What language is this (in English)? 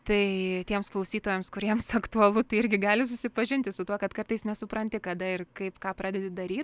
Lithuanian